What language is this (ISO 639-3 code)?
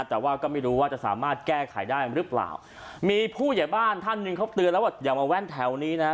tha